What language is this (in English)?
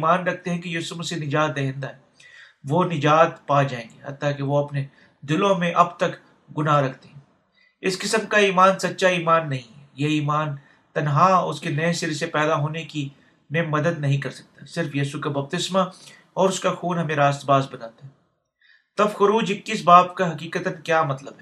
Urdu